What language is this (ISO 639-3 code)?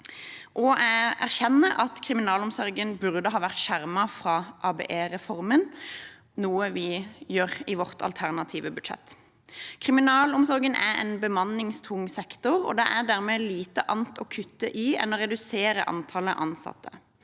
nor